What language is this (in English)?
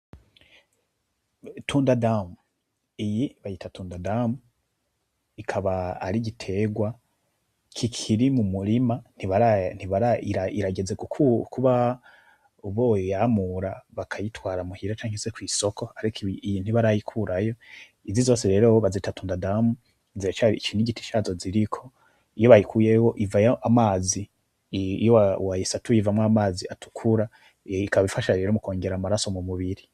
Rundi